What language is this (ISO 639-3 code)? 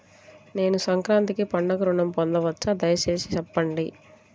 tel